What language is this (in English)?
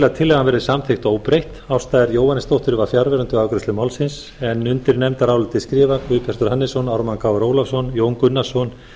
Icelandic